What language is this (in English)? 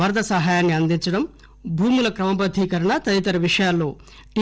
Telugu